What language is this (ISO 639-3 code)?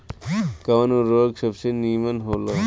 bho